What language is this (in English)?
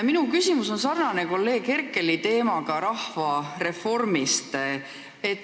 Estonian